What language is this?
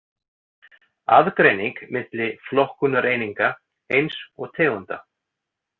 Icelandic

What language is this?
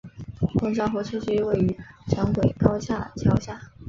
Chinese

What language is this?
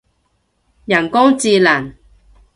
Cantonese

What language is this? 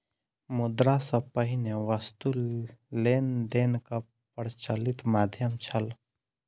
Maithili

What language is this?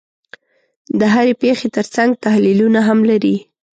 Pashto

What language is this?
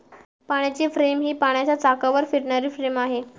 Marathi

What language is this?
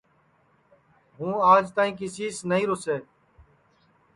Sansi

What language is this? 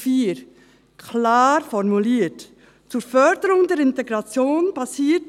Swiss German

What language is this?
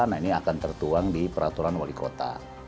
Indonesian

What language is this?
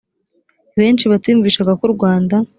Kinyarwanda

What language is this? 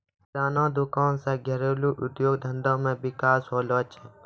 Maithili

